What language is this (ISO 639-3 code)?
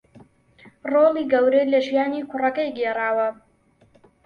ckb